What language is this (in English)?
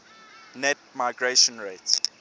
English